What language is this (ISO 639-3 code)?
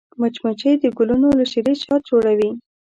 pus